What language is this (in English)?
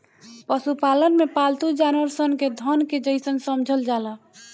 Bhojpuri